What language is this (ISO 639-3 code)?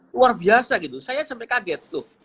ind